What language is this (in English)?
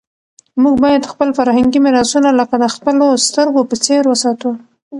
Pashto